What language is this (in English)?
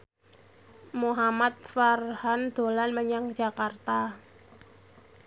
Javanese